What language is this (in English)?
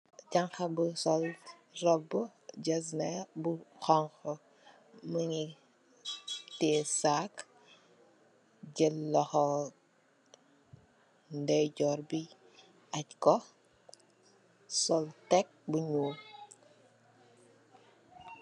Wolof